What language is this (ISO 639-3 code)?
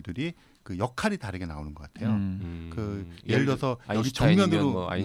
kor